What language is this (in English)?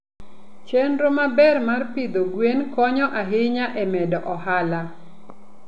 Luo (Kenya and Tanzania)